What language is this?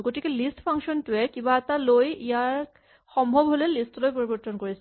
Assamese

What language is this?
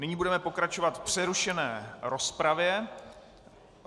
Czech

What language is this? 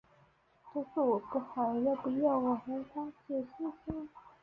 Chinese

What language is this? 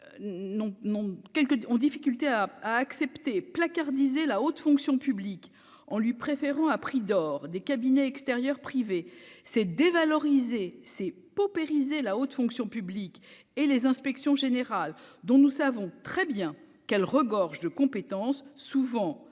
French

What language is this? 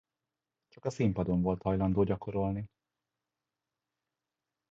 Hungarian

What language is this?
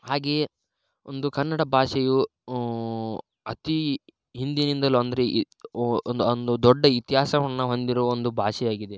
Kannada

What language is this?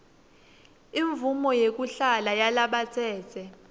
Swati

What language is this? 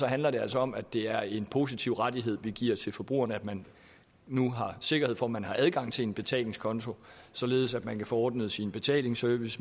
Danish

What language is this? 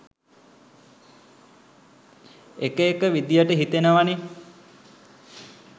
Sinhala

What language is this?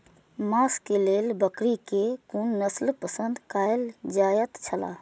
Maithili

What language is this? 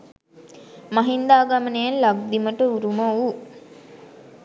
Sinhala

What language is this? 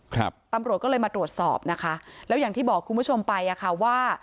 Thai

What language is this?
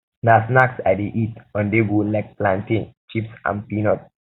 Nigerian Pidgin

